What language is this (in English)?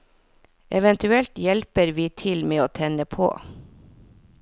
Norwegian